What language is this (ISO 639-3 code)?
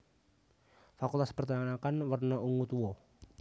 jav